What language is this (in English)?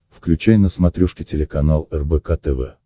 Russian